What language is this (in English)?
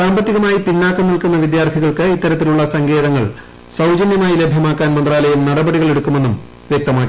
Malayalam